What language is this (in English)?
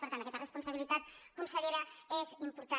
Catalan